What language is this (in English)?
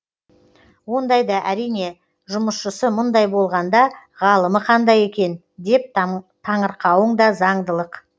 Kazakh